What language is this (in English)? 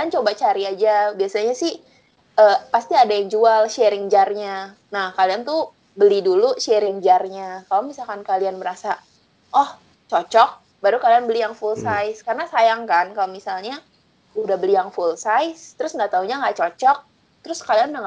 Indonesian